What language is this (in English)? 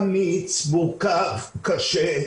Hebrew